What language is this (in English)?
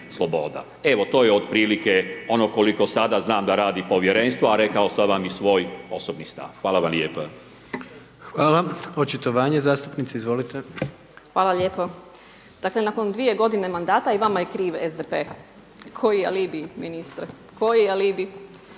Croatian